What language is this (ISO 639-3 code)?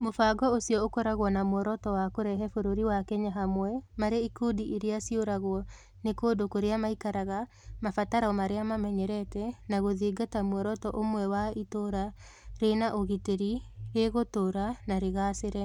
kik